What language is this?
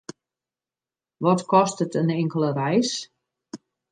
Western Frisian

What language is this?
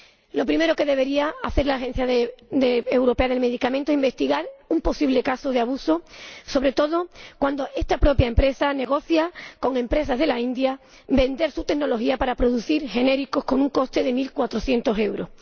Spanish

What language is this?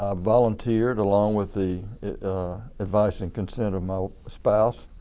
English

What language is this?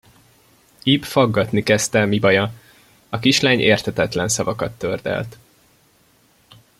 Hungarian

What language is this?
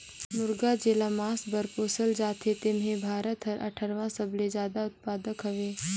Chhattisgarhi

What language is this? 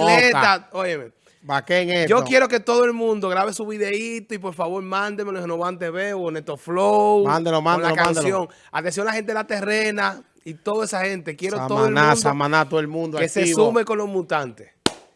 Spanish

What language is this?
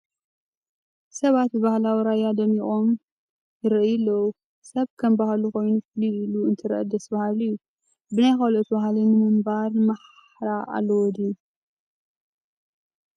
Tigrinya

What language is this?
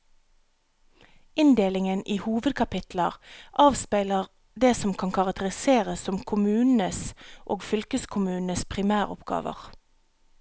Norwegian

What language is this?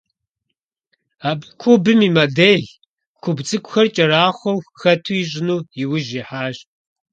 Kabardian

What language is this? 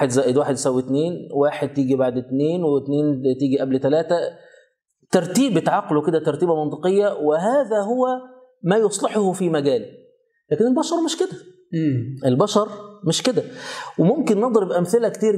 Arabic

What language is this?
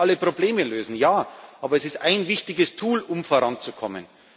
German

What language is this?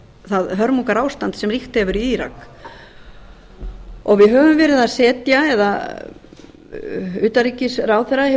Icelandic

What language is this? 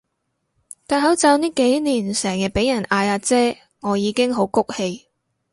Cantonese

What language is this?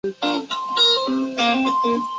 Chinese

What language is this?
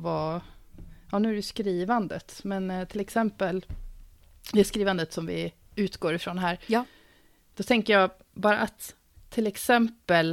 Swedish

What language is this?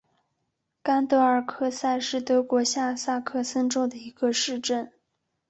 Chinese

